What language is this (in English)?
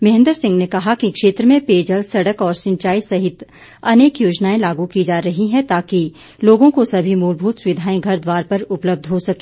Hindi